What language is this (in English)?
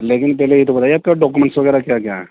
Urdu